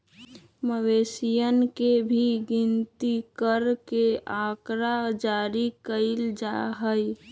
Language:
Magahi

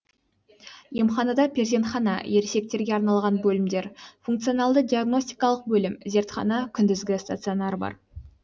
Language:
Kazakh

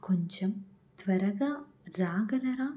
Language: Telugu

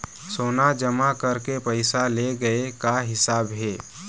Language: Chhattisgarhi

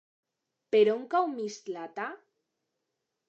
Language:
Catalan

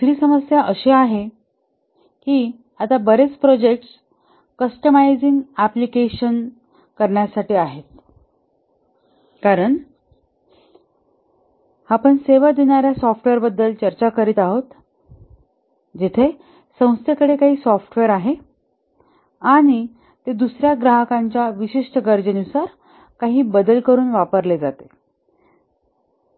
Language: Marathi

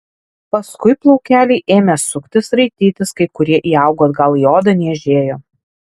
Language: Lithuanian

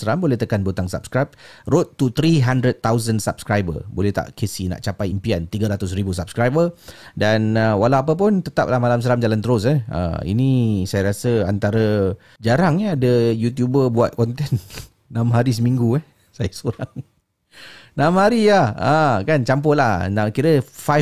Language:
Malay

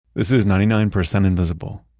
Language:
English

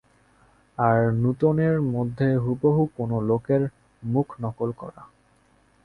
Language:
Bangla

